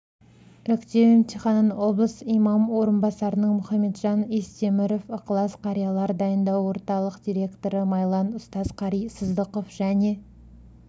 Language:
Kazakh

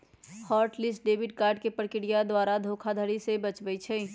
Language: Magahi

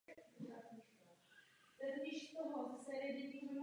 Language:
Czech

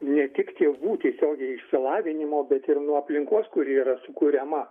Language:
Lithuanian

